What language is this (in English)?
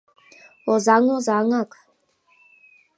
Mari